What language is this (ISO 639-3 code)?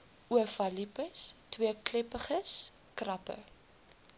afr